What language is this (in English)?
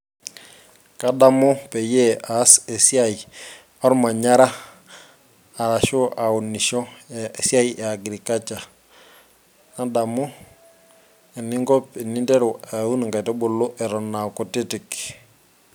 Masai